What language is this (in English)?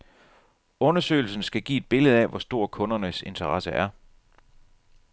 Danish